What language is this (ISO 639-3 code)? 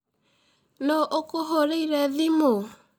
kik